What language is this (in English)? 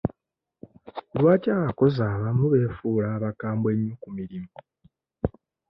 Ganda